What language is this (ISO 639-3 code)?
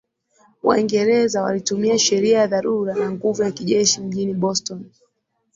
swa